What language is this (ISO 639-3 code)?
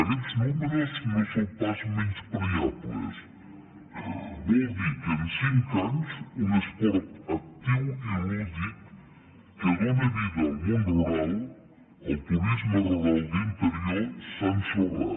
cat